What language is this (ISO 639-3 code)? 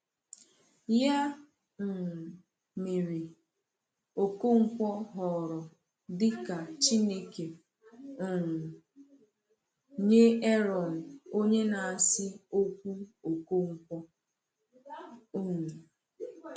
ibo